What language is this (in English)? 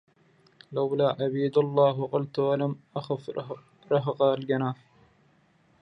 Arabic